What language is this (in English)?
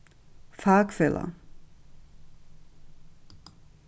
Faroese